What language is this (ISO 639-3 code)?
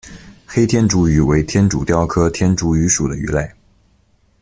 zho